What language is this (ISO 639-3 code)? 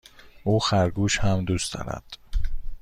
fas